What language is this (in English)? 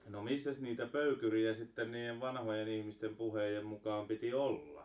Finnish